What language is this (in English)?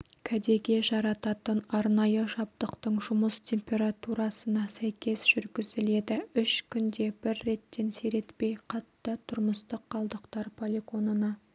Kazakh